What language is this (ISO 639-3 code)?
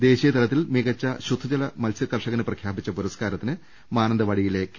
mal